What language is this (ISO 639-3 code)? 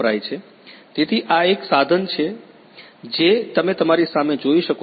guj